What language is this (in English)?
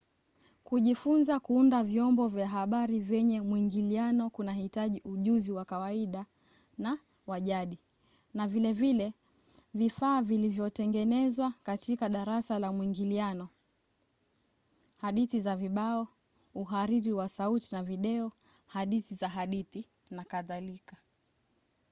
Swahili